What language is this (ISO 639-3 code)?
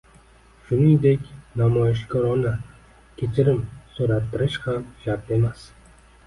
uzb